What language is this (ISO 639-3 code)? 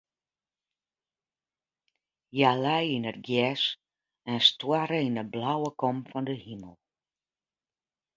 fry